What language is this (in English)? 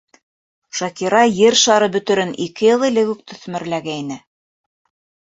Bashkir